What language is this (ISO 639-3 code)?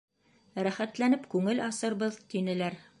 bak